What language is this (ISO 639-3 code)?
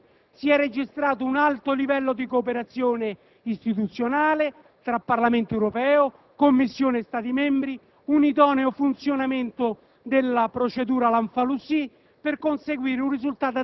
ita